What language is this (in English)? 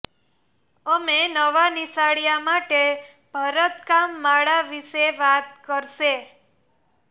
Gujarati